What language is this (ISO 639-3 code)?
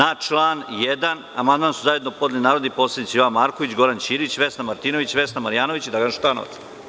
srp